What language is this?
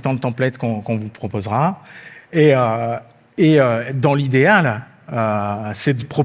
French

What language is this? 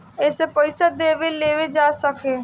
Bhojpuri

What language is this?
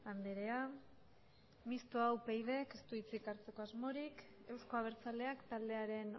Basque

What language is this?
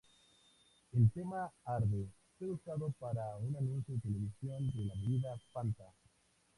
Spanish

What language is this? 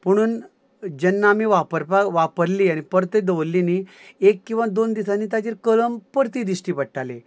Konkani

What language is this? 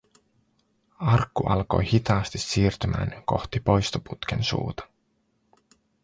Finnish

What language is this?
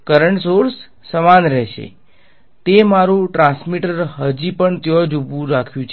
Gujarati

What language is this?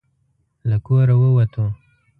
Pashto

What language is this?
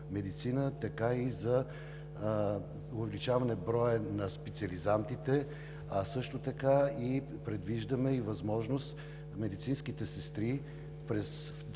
Bulgarian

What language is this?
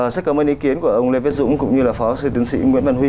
Vietnamese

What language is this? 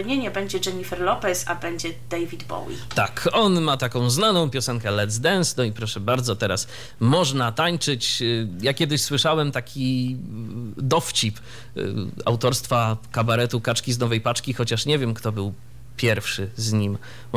Polish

